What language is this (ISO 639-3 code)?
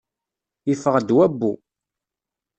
kab